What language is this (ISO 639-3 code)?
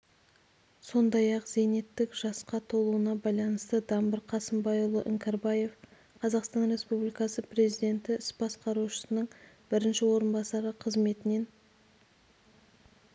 kaz